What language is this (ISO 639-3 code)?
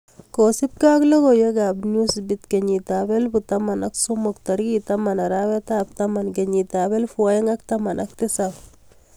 kln